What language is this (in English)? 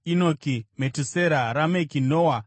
Shona